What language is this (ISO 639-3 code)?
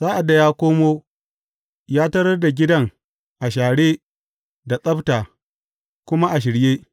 hau